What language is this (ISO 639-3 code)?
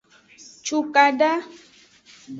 ajg